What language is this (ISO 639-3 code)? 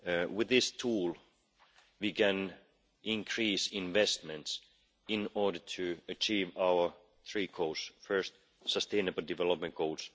eng